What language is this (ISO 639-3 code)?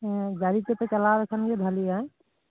sat